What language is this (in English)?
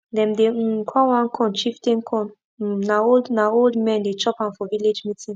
Nigerian Pidgin